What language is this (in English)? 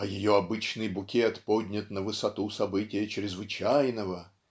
Russian